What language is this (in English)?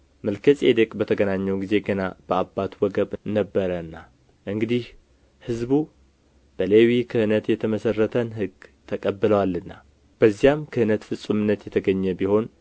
Amharic